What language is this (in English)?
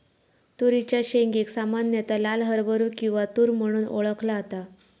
Marathi